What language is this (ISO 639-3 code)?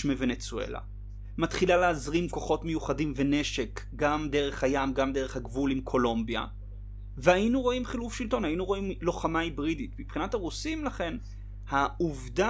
heb